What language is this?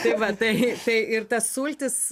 Lithuanian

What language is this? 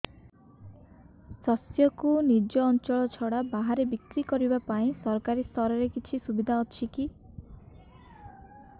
Odia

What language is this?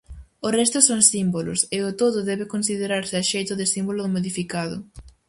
Galician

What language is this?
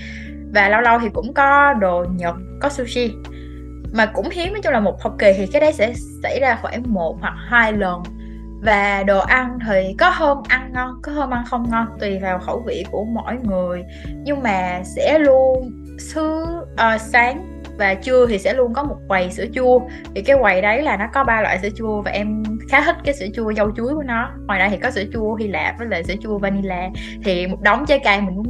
Vietnamese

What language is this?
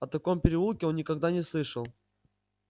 Russian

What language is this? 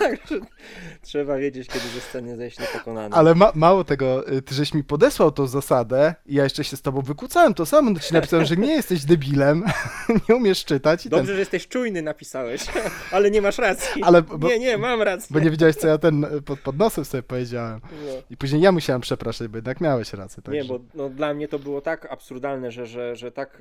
Polish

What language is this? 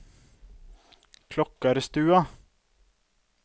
Norwegian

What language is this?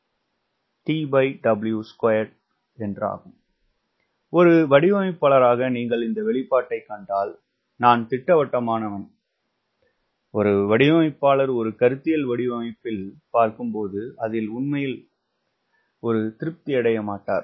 Tamil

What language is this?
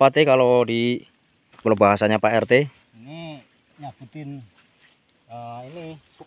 Indonesian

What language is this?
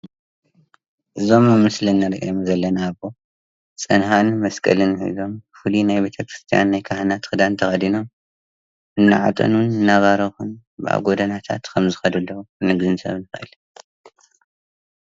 Tigrinya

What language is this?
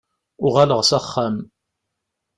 Kabyle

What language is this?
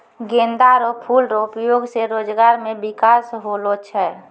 Maithili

